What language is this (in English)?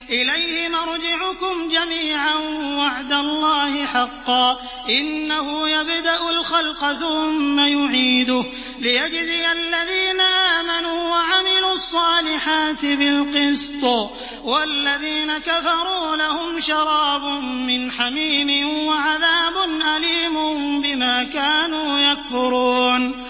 Arabic